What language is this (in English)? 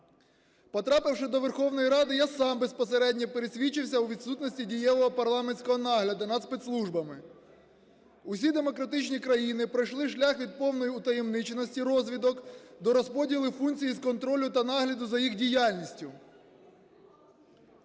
Ukrainian